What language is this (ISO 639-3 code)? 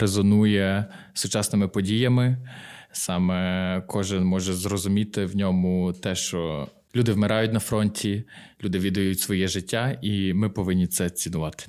ukr